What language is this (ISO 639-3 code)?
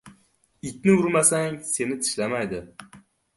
uzb